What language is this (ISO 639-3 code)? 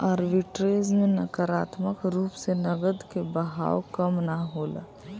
bho